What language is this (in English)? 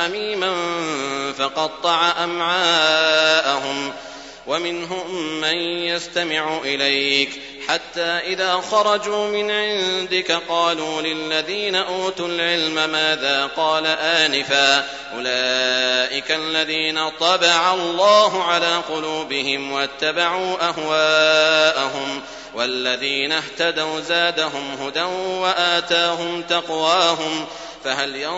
Arabic